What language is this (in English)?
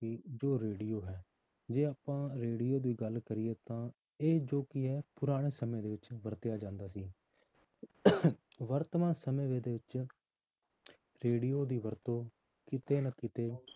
Punjabi